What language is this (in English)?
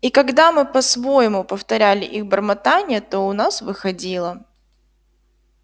Russian